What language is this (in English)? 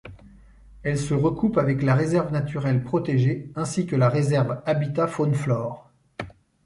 French